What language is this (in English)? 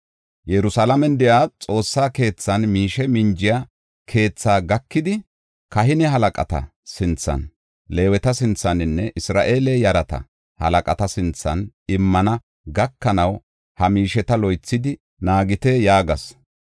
Gofa